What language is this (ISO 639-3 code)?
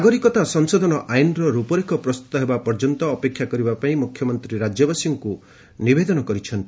ori